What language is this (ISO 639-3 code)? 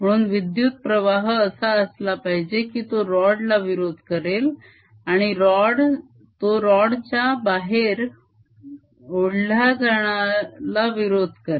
mar